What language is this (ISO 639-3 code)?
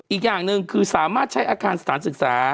tha